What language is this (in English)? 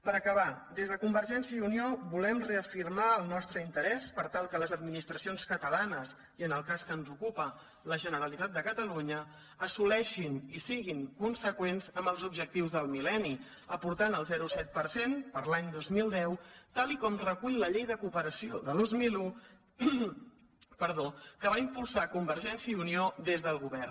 Catalan